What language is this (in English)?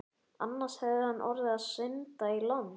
Icelandic